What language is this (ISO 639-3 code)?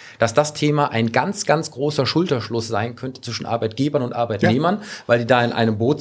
deu